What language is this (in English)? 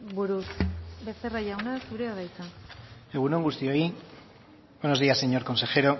Basque